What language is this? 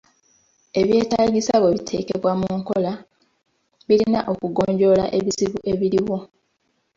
Ganda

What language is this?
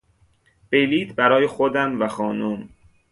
Persian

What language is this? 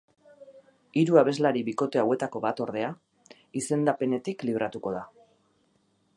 Basque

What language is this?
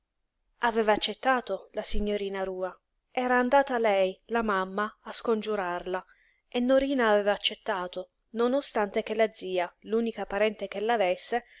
Italian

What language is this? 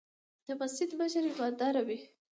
Pashto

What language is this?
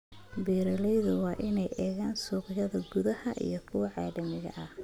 Somali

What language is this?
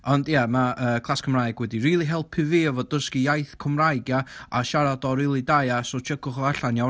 Welsh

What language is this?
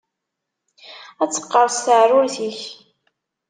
Kabyle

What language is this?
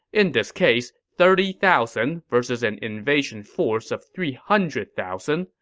English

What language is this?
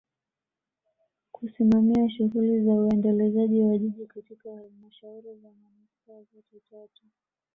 Swahili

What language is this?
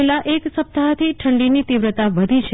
Gujarati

